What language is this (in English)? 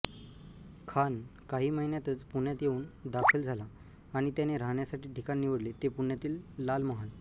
Marathi